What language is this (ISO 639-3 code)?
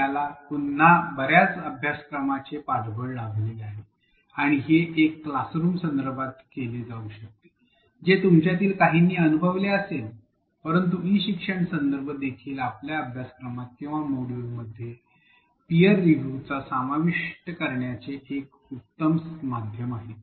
mar